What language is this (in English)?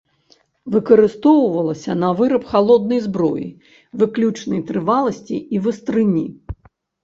Belarusian